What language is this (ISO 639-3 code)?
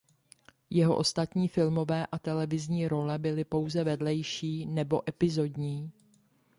ces